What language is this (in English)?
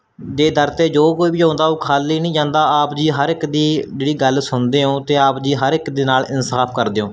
Punjabi